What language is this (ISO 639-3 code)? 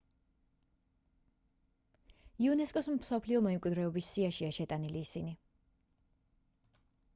kat